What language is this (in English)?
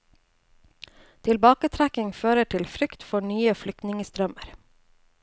Norwegian